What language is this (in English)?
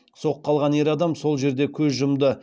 Kazakh